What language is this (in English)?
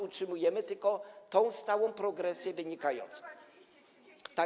Polish